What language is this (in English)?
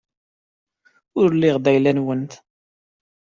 Kabyle